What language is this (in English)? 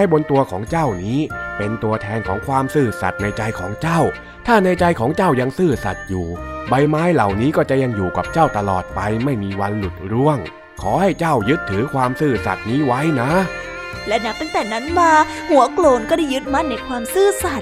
Thai